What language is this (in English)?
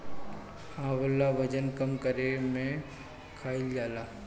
Bhojpuri